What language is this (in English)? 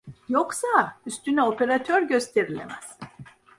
Turkish